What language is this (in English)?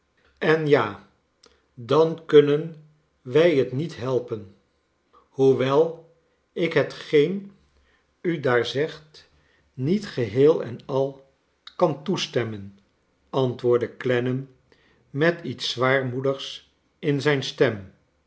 Dutch